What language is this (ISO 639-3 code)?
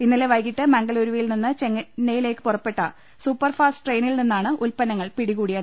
mal